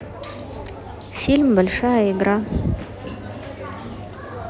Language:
Russian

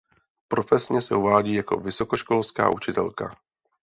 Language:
Czech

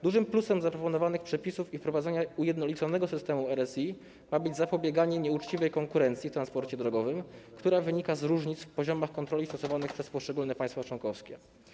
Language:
Polish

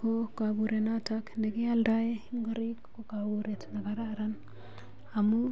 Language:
Kalenjin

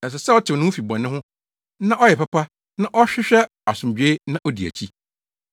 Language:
Akan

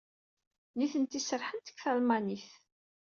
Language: Kabyle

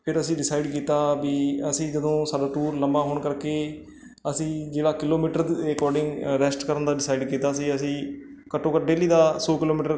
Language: Punjabi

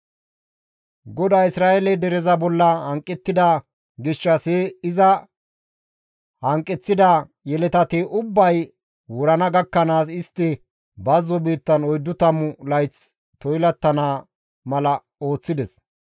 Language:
Gamo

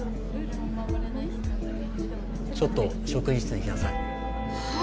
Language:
Japanese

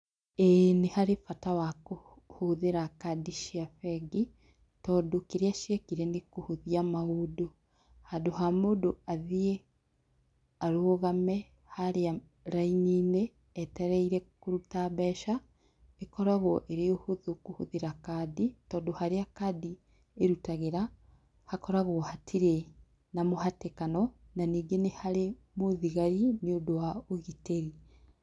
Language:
Kikuyu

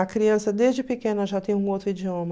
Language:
Portuguese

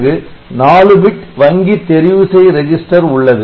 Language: Tamil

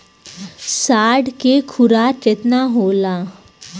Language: Bhojpuri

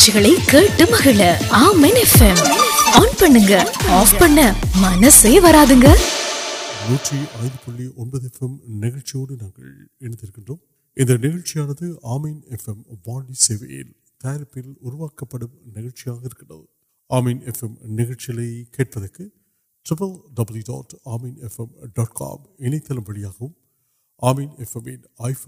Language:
Urdu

